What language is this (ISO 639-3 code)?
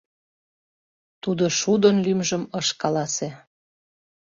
chm